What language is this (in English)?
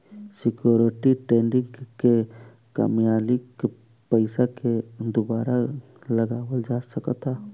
Bhojpuri